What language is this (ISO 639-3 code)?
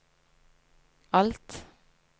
nor